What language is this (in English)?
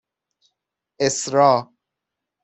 Persian